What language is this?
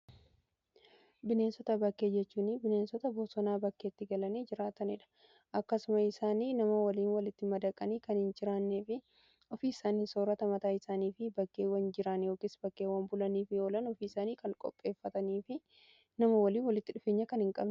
Oromo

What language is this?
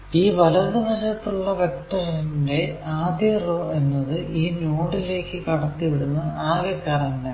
Malayalam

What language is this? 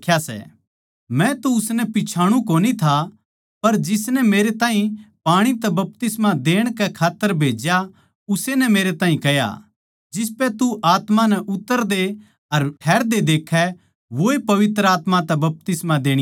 Haryanvi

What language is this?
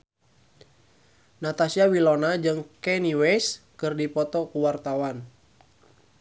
Sundanese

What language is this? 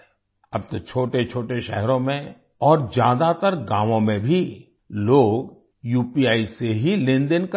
Hindi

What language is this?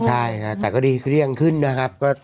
Thai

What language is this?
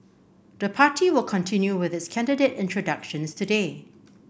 English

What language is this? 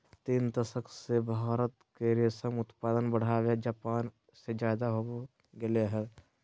Magahi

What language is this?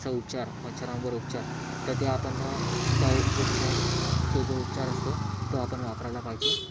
Marathi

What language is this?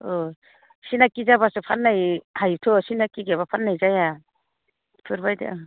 Bodo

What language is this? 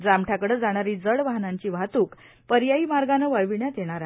Marathi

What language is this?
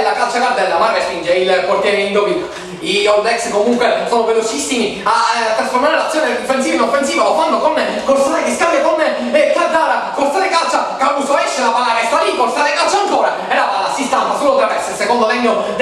Italian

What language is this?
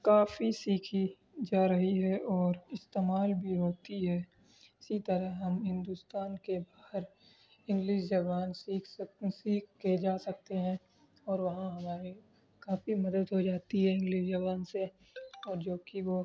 Urdu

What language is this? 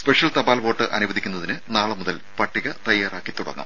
Malayalam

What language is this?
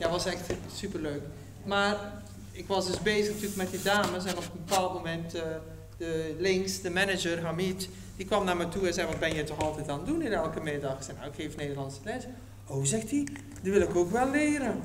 Dutch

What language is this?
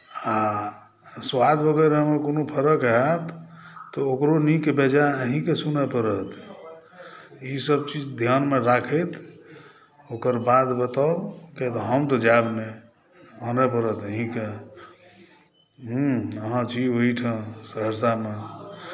Maithili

